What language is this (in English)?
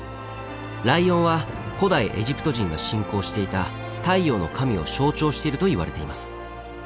Japanese